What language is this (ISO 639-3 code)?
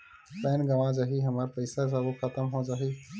hne